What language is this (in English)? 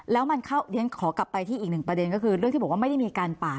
Thai